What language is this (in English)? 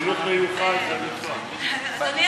Hebrew